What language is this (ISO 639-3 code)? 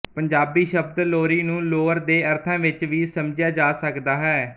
pan